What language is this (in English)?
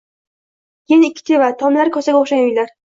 Uzbek